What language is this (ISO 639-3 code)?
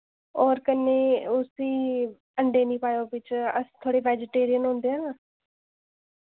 doi